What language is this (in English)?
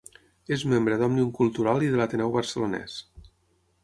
Catalan